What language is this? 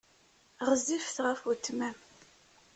Kabyle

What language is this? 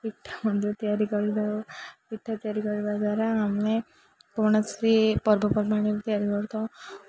Odia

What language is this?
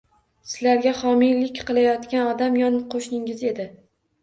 Uzbek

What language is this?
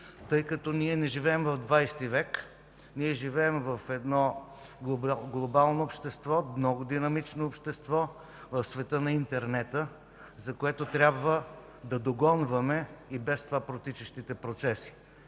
Bulgarian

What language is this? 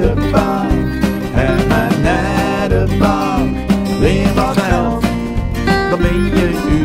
Dutch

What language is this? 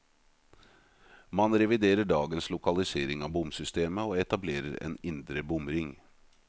Norwegian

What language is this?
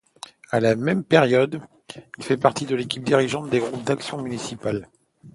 French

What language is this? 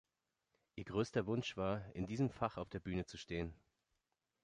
German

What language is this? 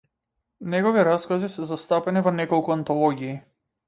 Macedonian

